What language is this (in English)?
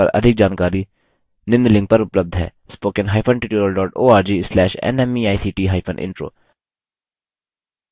Hindi